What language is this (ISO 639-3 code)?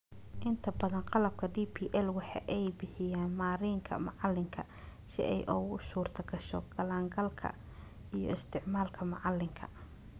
som